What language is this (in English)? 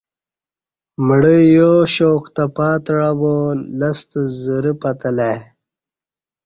Kati